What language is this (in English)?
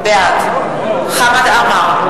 Hebrew